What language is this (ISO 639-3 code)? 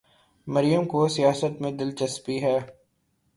urd